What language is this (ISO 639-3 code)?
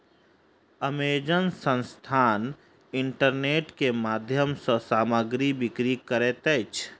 mai